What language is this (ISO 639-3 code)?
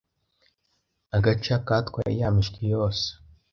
kin